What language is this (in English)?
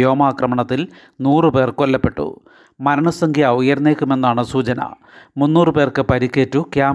Malayalam